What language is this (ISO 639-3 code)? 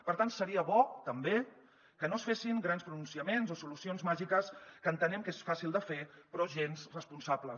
cat